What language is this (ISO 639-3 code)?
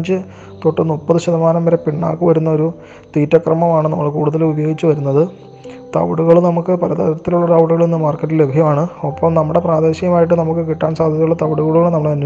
mal